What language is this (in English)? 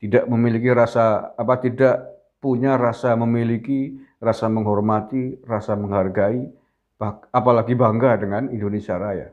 Indonesian